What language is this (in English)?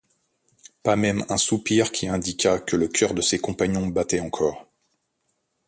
French